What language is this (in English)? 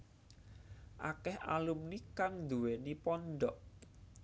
Javanese